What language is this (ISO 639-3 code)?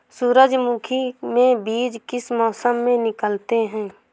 hin